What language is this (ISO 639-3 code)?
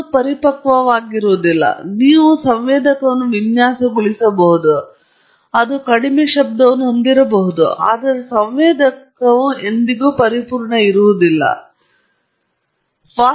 kan